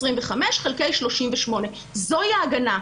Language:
Hebrew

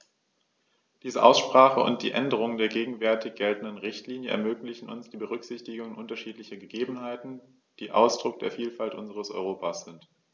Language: German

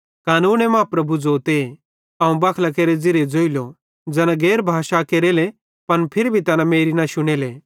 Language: Bhadrawahi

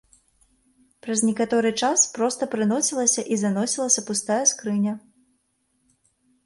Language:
Belarusian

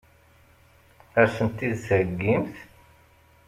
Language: Kabyle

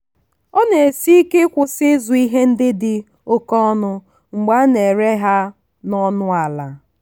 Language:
Igbo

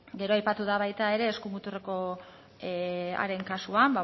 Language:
Basque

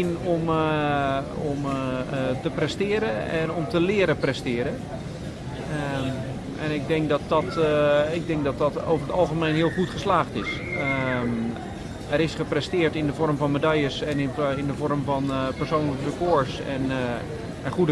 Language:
Dutch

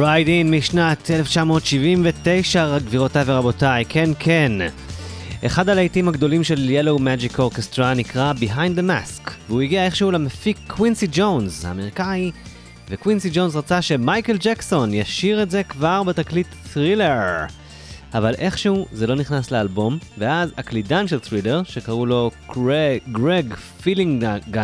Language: Hebrew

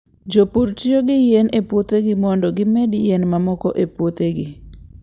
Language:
Luo (Kenya and Tanzania)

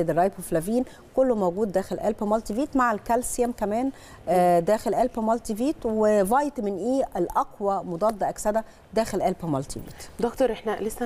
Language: Arabic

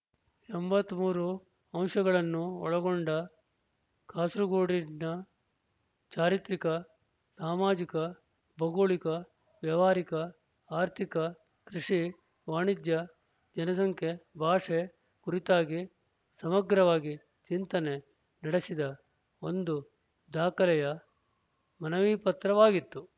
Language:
Kannada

